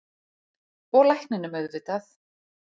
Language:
Icelandic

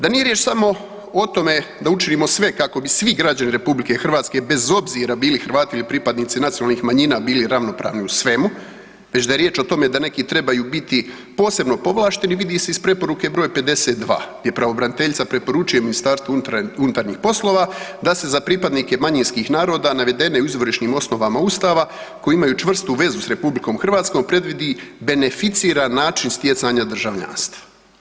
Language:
Croatian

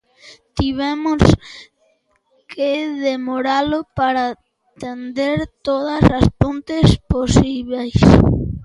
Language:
Galician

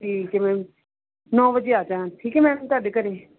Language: Punjabi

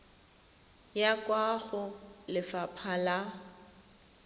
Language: Tswana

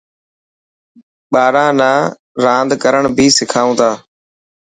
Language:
Dhatki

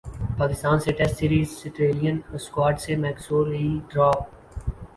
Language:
Urdu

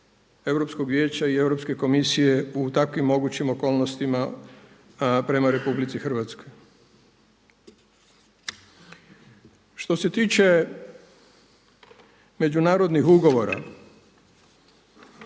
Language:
Croatian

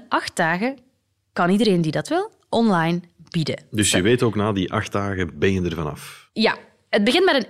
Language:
Dutch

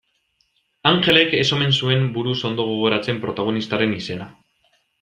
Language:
Basque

